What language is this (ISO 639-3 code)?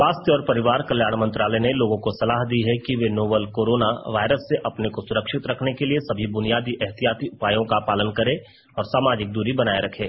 hin